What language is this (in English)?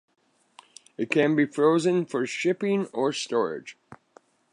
English